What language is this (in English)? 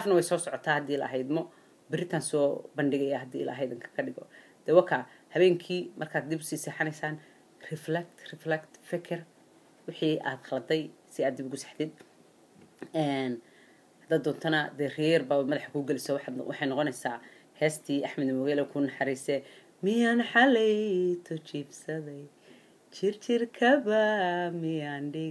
Arabic